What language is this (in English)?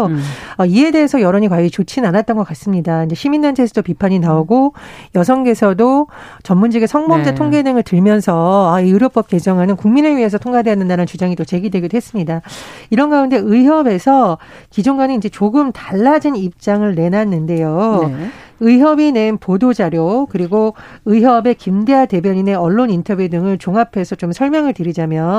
Korean